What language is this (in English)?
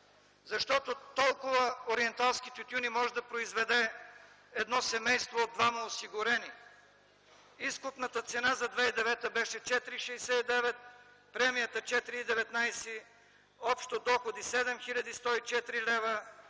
Bulgarian